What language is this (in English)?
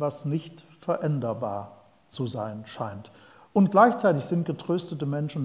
German